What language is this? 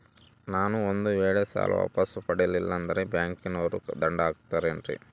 Kannada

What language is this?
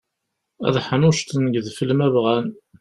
Kabyle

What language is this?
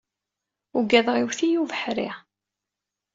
Kabyle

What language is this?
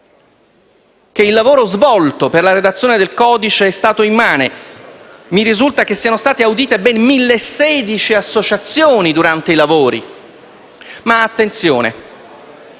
Italian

